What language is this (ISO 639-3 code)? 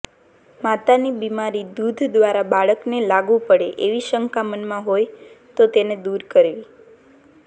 guj